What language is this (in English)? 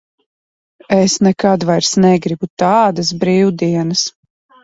Latvian